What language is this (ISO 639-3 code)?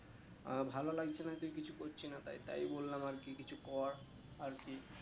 ben